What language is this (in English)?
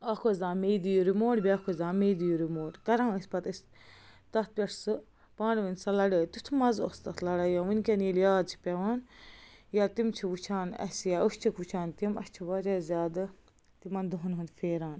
Kashmiri